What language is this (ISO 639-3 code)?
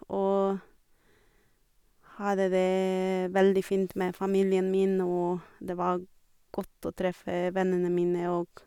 nor